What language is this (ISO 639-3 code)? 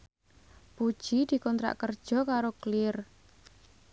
jav